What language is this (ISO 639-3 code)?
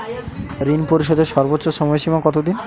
ben